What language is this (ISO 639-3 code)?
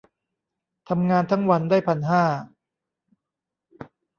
tha